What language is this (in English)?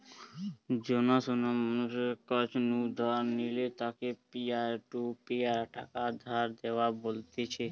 Bangla